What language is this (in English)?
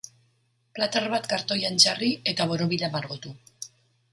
Basque